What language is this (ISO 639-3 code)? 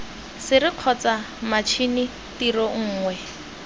tsn